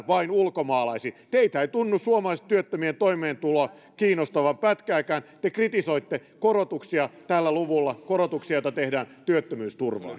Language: Finnish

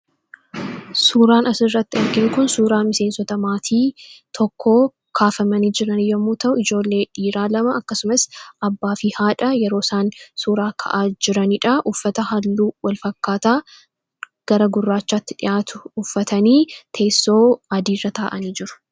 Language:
Oromo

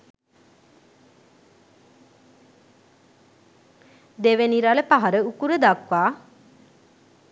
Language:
Sinhala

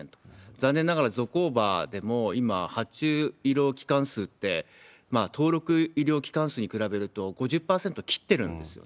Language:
Japanese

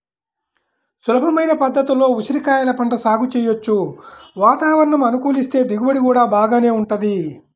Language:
Telugu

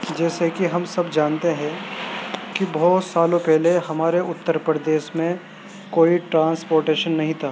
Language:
Urdu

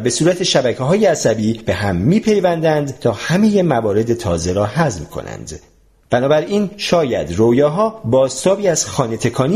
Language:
Persian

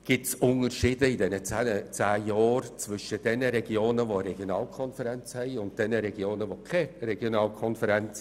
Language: Swiss German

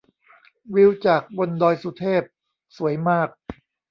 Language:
Thai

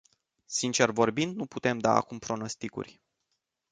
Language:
Romanian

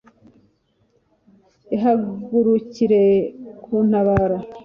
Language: Kinyarwanda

